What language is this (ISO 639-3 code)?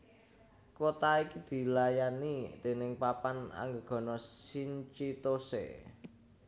jav